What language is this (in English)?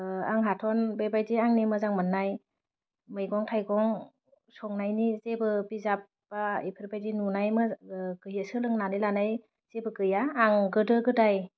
Bodo